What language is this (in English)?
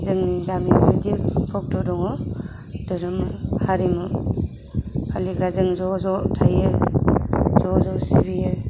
Bodo